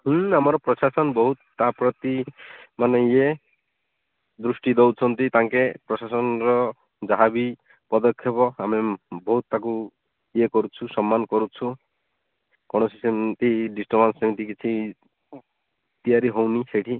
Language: Odia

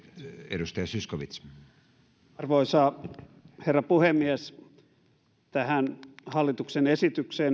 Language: Finnish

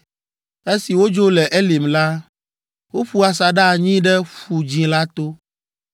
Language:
Ewe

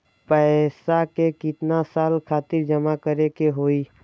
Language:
Bhojpuri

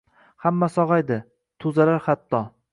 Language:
Uzbek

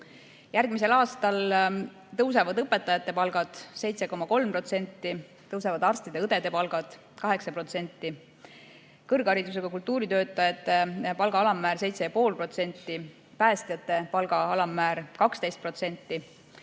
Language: Estonian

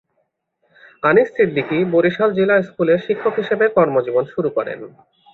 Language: Bangla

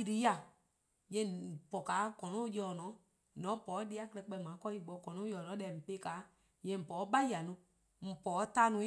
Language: Eastern Krahn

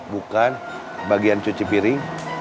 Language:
Indonesian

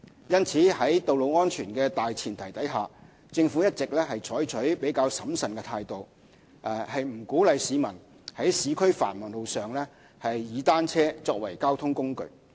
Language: Cantonese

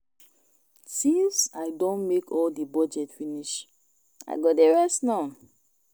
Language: Nigerian Pidgin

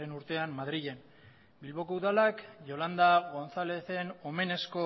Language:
Basque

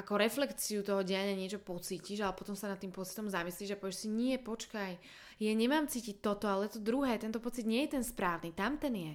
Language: Slovak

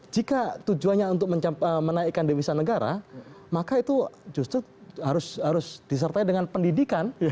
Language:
Indonesian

